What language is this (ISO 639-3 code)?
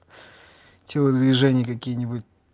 rus